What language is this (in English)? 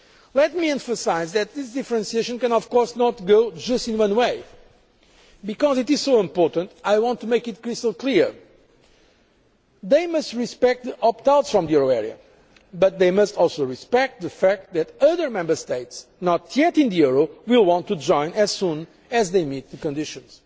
English